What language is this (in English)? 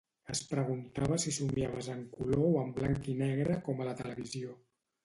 Catalan